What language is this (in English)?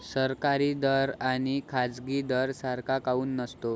Marathi